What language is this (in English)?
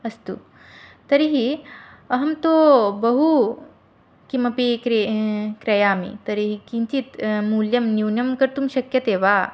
Sanskrit